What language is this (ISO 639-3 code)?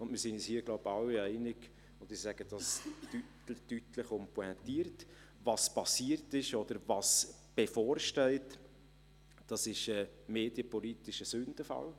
gsw